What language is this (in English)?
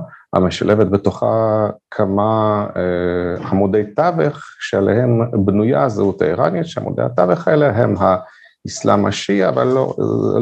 Hebrew